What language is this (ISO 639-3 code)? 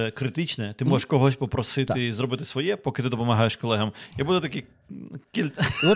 ukr